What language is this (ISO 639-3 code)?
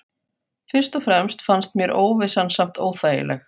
isl